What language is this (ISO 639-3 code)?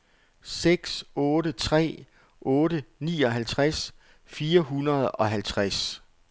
dan